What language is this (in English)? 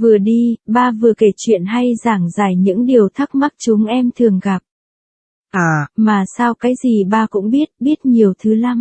Vietnamese